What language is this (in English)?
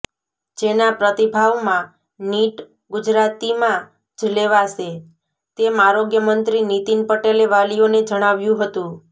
Gujarati